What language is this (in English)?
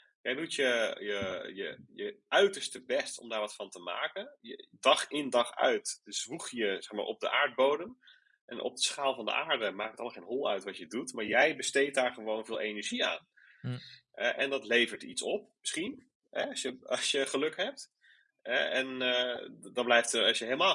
Dutch